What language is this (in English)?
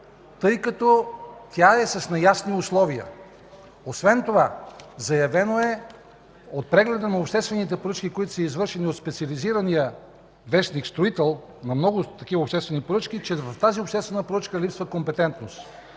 Bulgarian